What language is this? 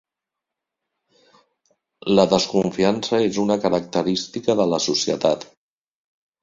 Catalan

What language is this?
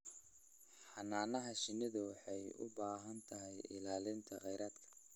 Somali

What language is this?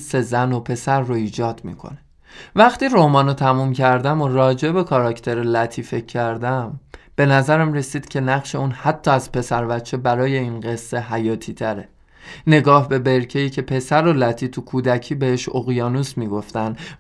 Persian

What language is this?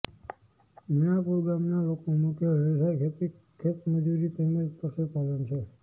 Gujarati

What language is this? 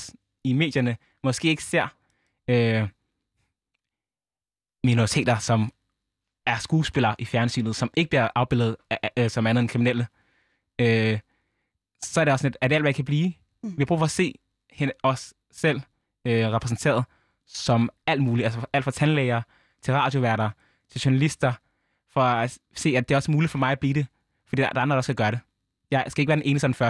Danish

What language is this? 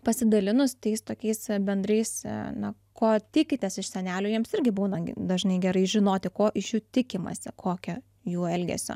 Lithuanian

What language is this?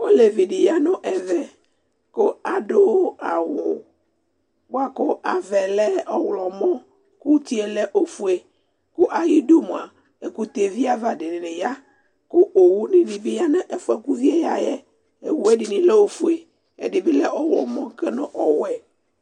Ikposo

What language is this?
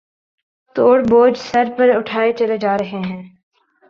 Urdu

